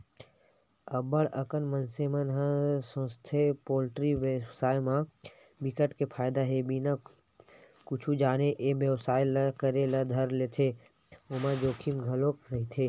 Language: Chhattisgarhi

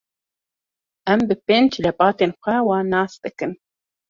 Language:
Kurdish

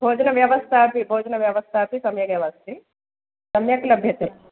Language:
Sanskrit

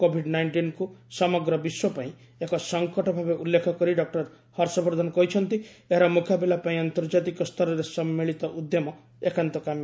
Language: Odia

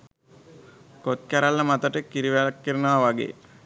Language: Sinhala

